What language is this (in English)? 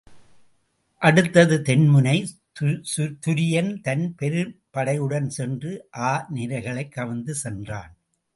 Tamil